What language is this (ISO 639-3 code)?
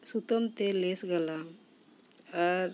sat